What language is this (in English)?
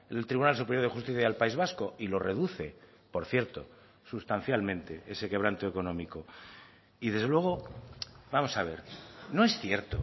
Spanish